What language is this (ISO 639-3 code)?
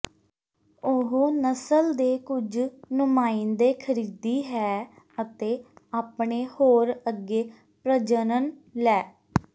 pan